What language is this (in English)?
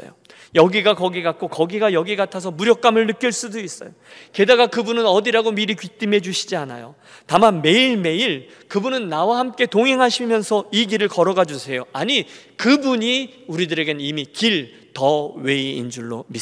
Korean